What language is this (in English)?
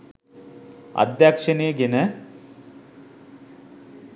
Sinhala